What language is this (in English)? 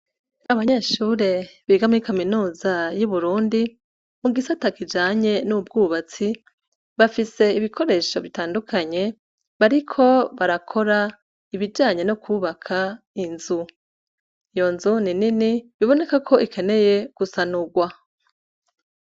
Rundi